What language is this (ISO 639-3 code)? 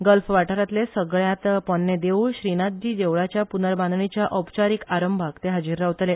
kok